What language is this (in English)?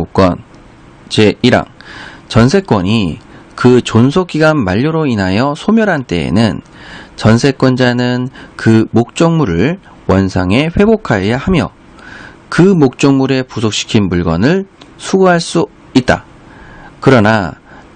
Korean